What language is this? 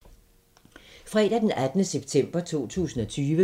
Danish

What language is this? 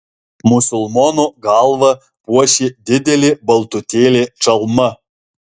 Lithuanian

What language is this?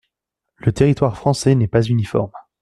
French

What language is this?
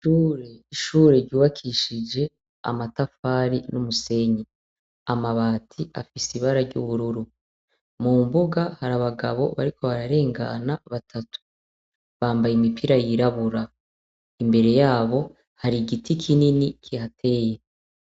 Rundi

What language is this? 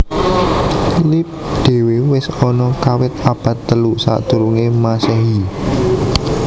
Javanese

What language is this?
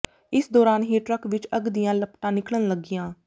Punjabi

